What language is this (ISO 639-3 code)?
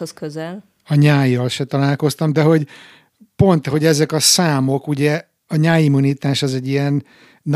hun